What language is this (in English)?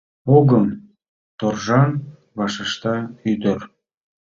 Mari